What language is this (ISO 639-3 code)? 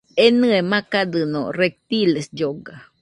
hux